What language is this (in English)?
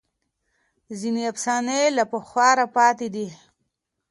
Pashto